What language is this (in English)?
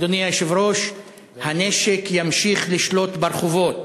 Hebrew